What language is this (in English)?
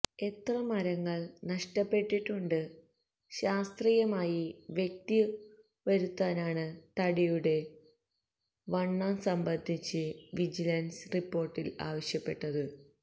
Malayalam